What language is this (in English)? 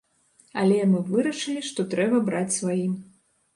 Belarusian